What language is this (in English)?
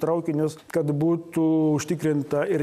Lithuanian